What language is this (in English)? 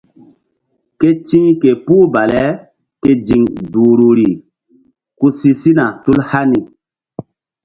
Mbum